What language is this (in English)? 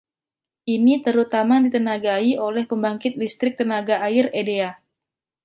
Indonesian